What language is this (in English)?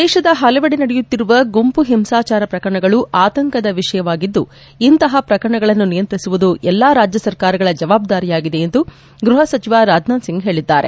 Kannada